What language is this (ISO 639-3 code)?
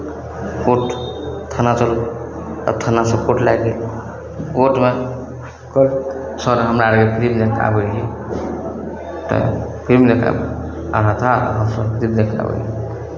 mai